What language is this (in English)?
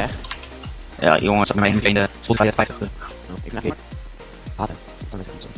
Dutch